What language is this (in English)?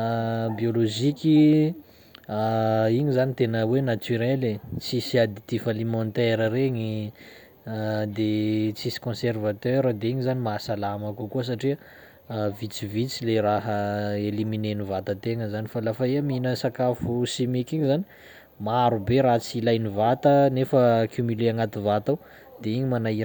Sakalava Malagasy